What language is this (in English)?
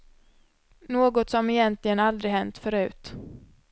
Swedish